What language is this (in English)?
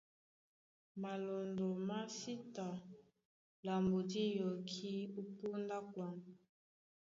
Duala